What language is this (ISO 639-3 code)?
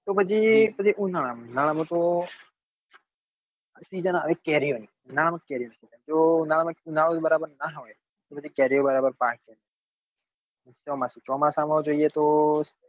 guj